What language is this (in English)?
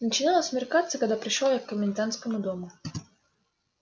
Russian